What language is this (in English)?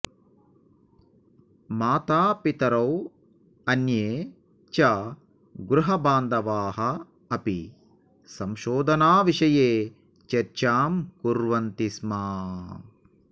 Sanskrit